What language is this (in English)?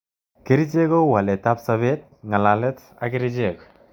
Kalenjin